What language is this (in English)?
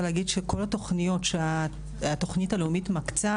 Hebrew